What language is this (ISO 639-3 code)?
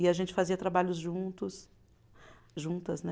por